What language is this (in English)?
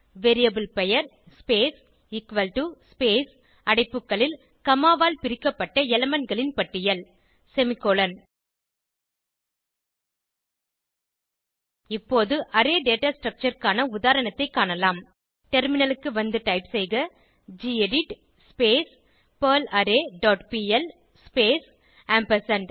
Tamil